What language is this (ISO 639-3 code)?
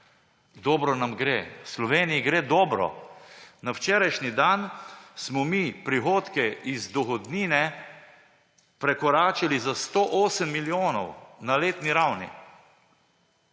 slv